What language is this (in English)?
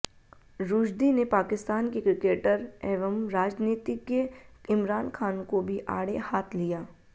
Hindi